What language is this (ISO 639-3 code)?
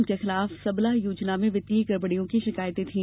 hin